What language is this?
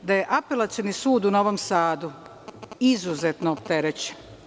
Serbian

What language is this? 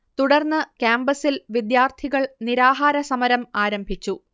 Malayalam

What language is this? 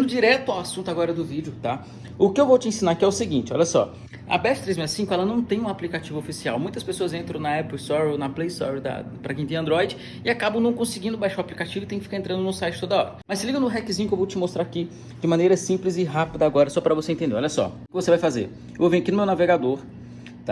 Portuguese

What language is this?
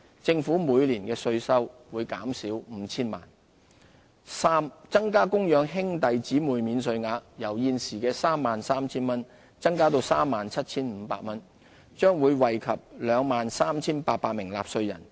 Cantonese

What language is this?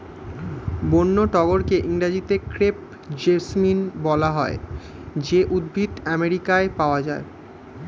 Bangla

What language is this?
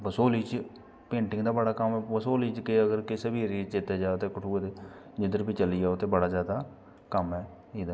Dogri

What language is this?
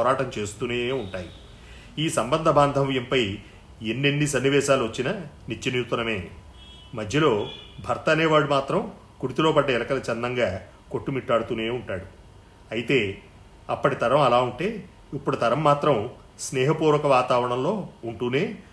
Telugu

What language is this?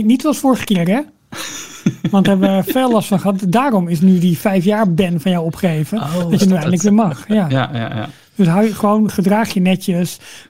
Dutch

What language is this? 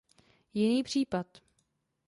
Czech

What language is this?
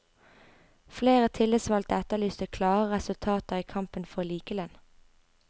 Norwegian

